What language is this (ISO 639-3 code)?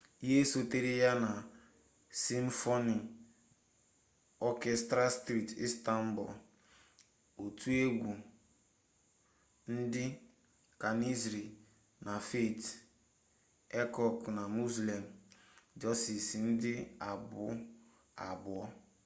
ibo